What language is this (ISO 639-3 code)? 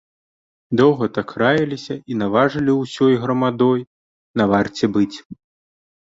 bel